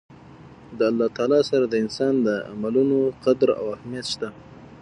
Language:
Pashto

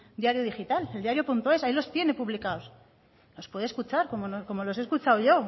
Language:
Spanish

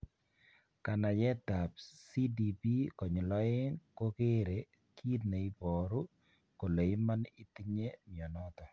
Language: Kalenjin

